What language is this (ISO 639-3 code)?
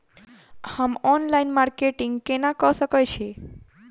mai